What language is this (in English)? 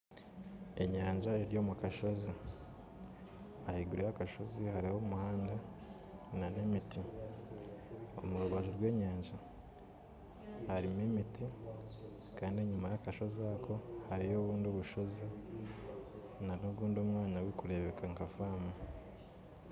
Nyankole